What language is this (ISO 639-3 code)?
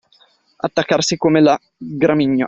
ita